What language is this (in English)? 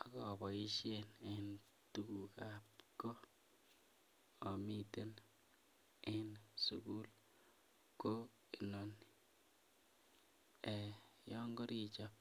Kalenjin